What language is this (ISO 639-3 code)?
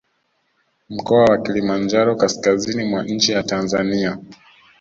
swa